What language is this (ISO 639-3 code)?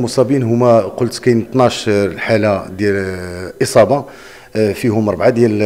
ara